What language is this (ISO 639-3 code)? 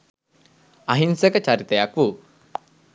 sin